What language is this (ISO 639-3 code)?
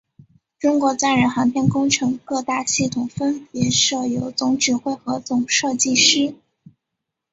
zho